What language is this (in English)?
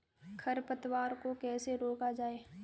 Hindi